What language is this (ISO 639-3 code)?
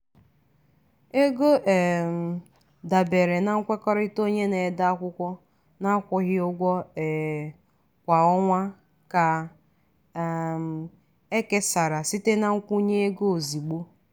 ibo